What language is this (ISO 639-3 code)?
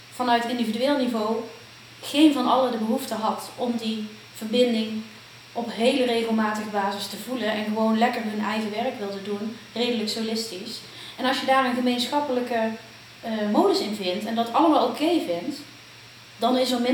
nld